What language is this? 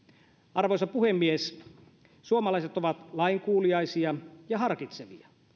Finnish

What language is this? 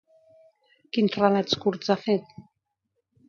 Catalan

